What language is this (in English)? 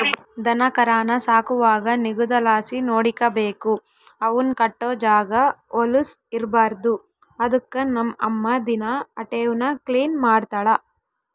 Kannada